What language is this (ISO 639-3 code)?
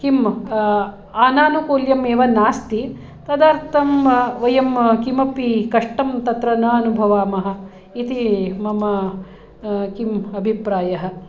san